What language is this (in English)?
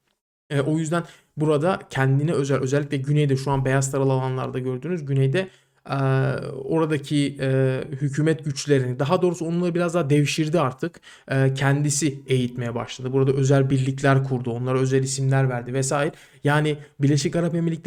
Turkish